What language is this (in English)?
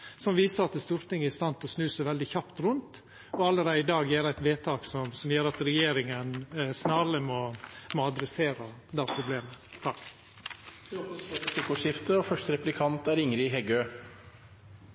Norwegian Nynorsk